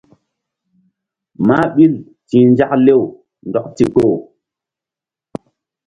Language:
Mbum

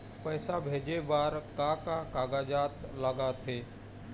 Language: Chhattisgarhi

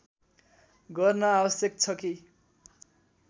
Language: Nepali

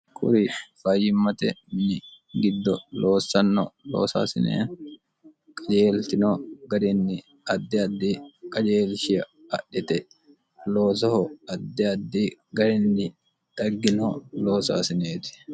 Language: Sidamo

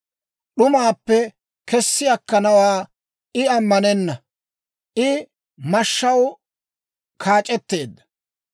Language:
Dawro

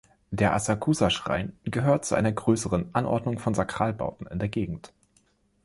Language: German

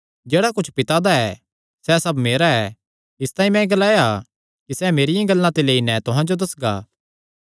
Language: Kangri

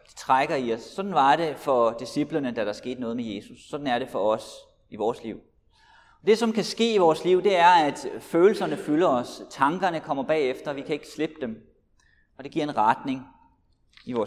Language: Danish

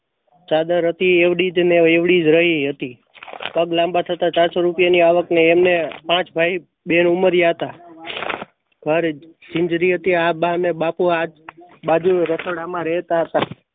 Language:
Gujarati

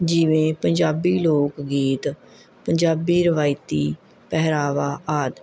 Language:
Punjabi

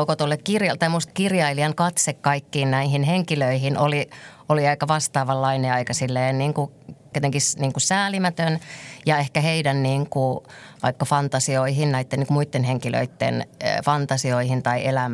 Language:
Finnish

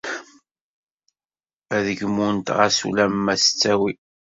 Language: Kabyle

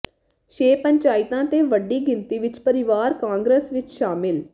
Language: Punjabi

